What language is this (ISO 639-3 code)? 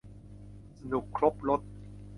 tha